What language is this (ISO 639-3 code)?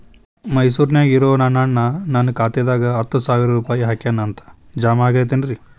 kan